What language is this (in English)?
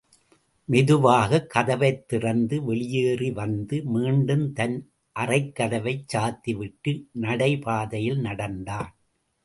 Tamil